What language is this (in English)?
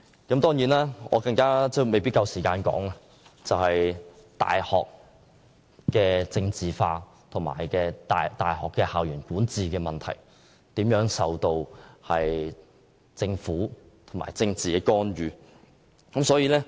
Cantonese